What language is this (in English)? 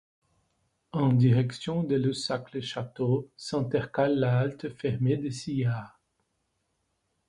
French